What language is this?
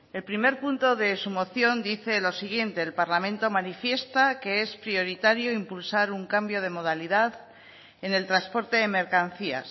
Spanish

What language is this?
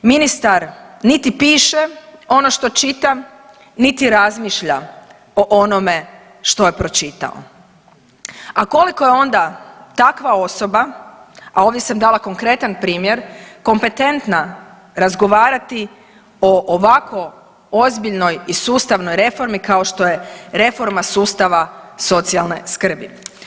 Croatian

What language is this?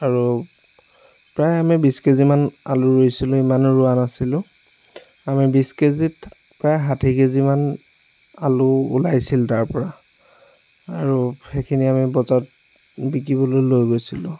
Assamese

